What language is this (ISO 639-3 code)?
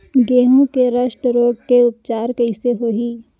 hne